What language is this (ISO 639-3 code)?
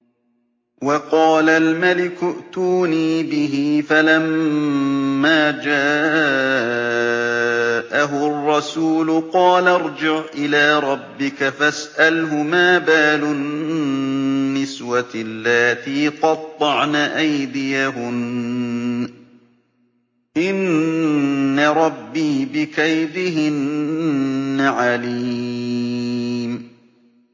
ara